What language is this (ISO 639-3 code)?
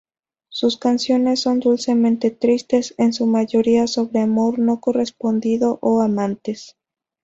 spa